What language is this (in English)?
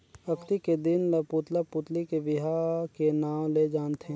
Chhattisgarhi